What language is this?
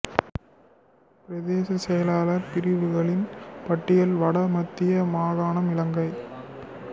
Tamil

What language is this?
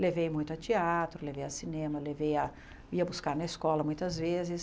Portuguese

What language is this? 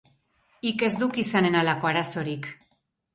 Basque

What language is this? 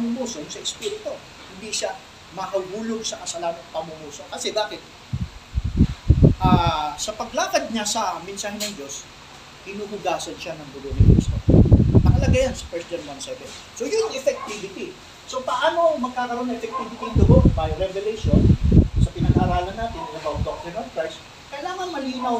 Filipino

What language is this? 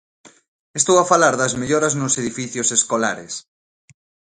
Galician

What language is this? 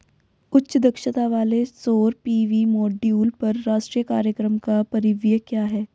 Hindi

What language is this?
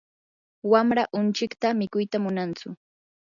Yanahuanca Pasco Quechua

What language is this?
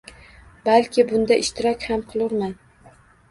Uzbek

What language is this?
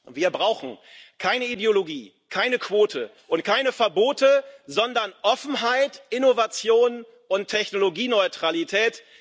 German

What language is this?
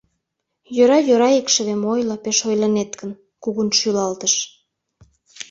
Mari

